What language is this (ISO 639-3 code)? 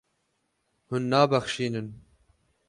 kur